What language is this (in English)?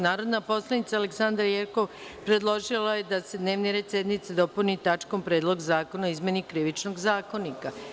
Serbian